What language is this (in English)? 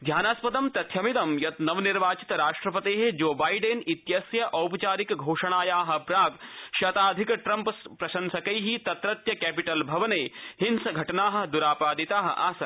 Sanskrit